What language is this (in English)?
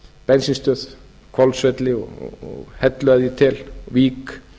Icelandic